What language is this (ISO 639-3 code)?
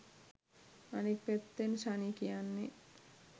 sin